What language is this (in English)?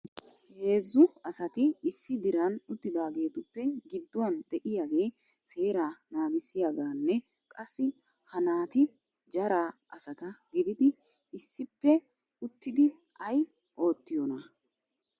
Wolaytta